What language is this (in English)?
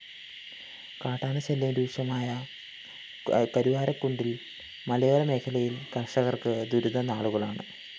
Malayalam